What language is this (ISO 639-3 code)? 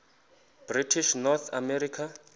xho